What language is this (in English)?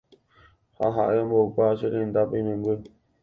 Guarani